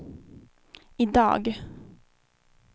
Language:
Swedish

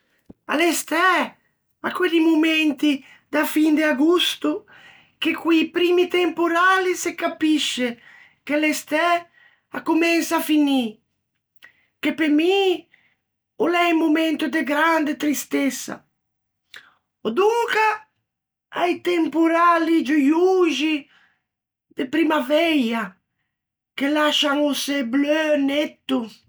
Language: Ligurian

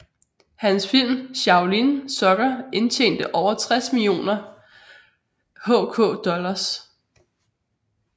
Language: Danish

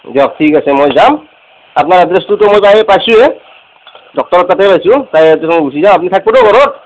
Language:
Assamese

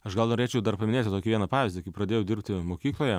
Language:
Lithuanian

